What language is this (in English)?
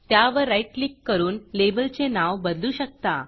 Marathi